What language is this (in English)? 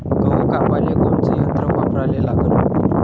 Marathi